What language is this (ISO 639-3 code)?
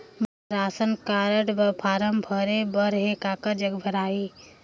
hne